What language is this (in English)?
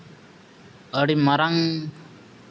Santali